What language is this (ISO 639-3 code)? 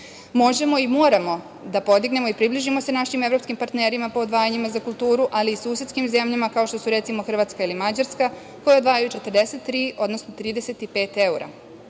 srp